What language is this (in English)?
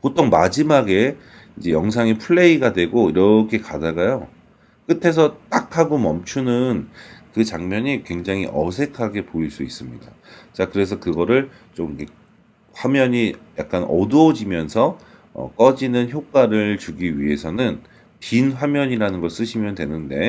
Korean